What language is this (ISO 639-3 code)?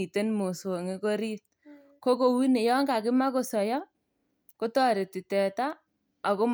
kln